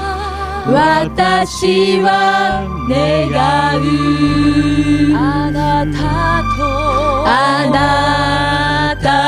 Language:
Korean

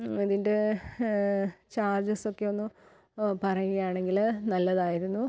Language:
Malayalam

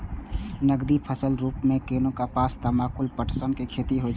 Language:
Maithili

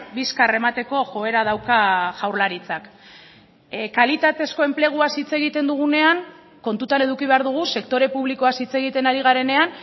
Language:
Basque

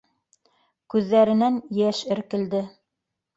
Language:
Bashkir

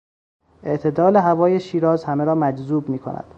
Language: Persian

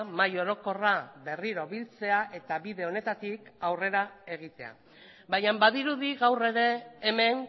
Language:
Basque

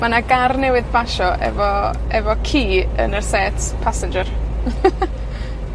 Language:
Welsh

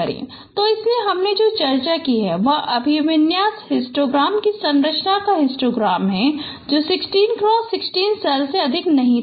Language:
Hindi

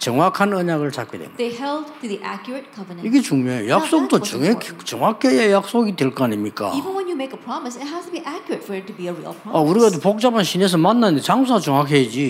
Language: Korean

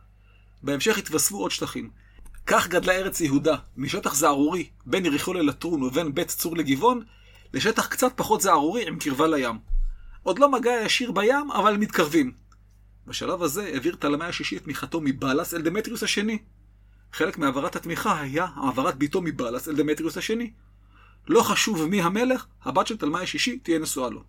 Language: Hebrew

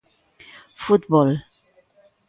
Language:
Galician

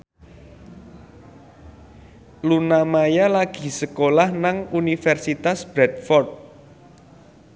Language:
Javanese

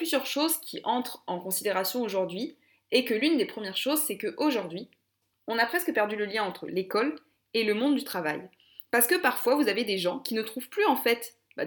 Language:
French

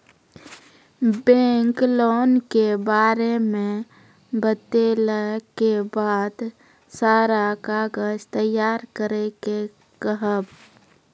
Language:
Maithili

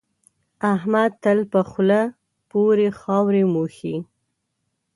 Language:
Pashto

